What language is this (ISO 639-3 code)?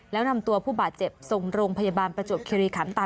tha